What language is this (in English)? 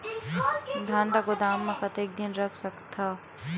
Chhattisgarhi